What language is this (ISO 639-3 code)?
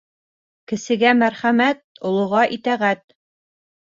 bak